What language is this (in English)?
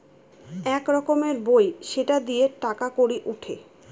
Bangla